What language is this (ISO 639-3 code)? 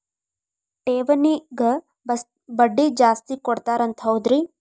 kan